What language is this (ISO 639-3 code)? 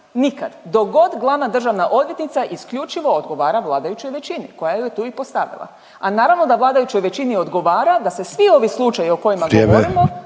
hrv